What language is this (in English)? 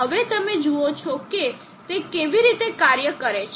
Gujarati